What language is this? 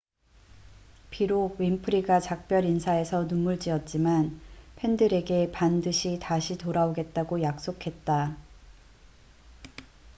Korean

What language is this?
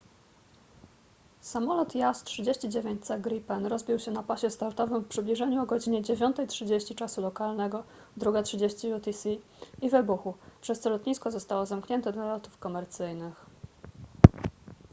Polish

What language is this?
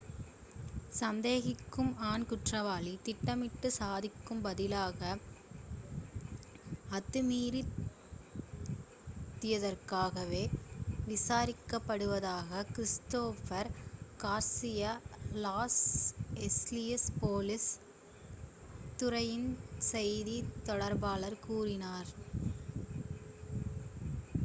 Tamil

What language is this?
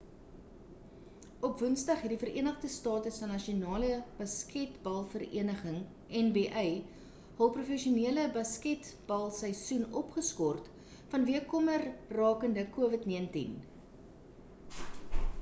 Afrikaans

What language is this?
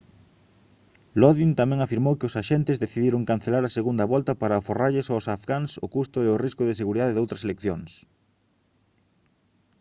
Galician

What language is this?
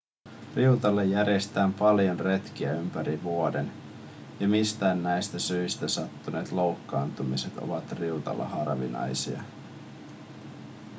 Finnish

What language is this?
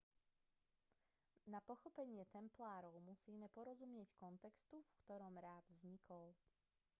Slovak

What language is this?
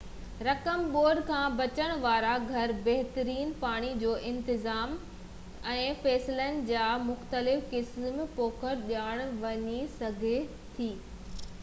Sindhi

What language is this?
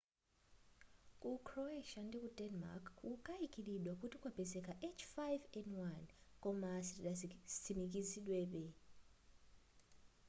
Nyanja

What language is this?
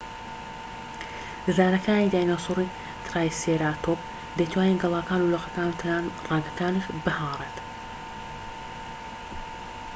Central Kurdish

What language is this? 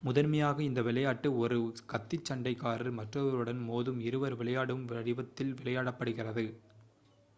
Tamil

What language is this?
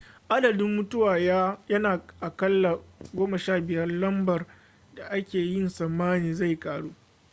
Hausa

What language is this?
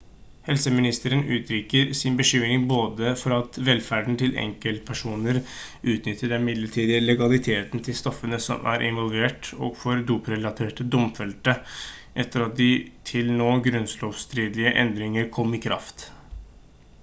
Norwegian Bokmål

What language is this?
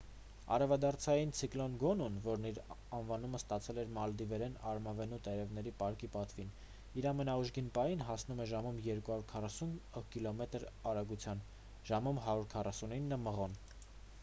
Armenian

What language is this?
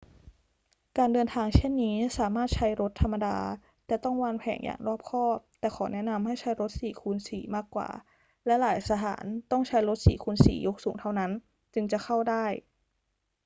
Thai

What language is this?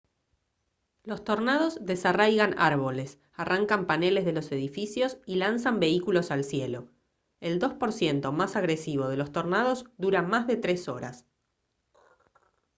Spanish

